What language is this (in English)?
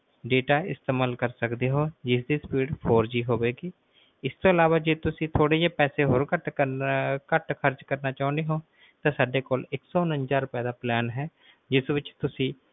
Punjabi